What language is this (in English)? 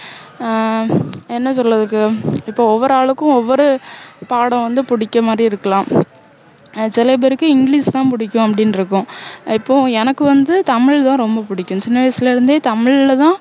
Tamil